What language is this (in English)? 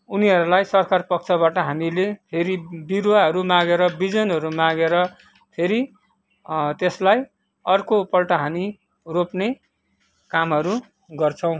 Nepali